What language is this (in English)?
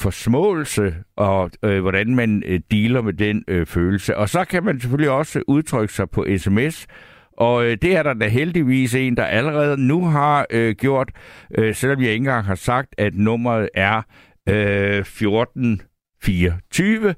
Danish